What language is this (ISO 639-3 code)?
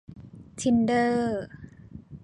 tha